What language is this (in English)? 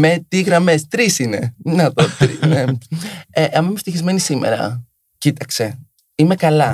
Greek